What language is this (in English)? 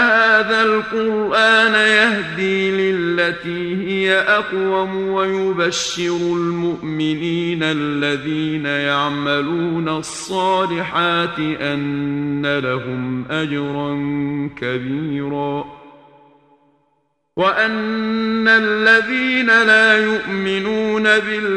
Arabic